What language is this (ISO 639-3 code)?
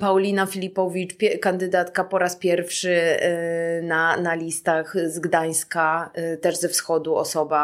pol